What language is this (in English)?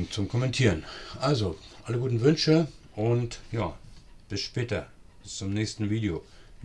German